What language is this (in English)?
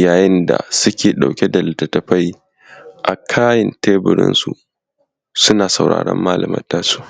Hausa